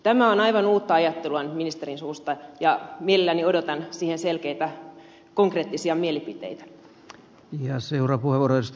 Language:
Finnish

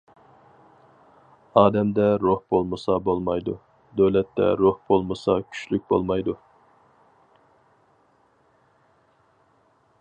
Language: Uyghur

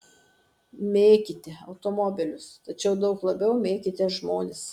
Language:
Lithuanian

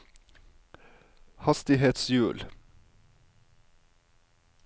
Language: Norwegian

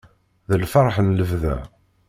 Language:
Kabyle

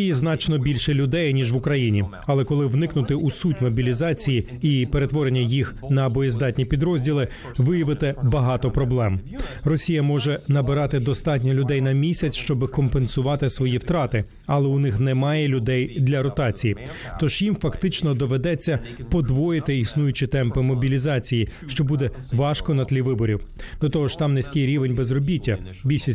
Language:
Ukrainian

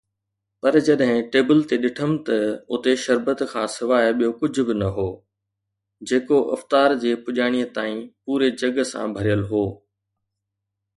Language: Sindhi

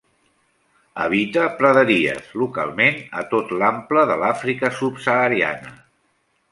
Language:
Catalan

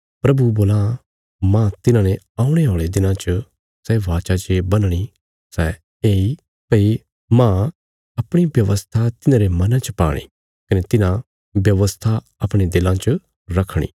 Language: Bilaspuri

